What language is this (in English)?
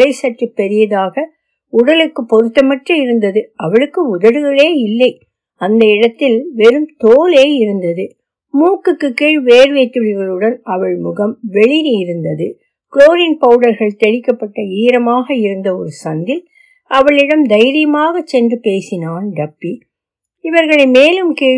Tamil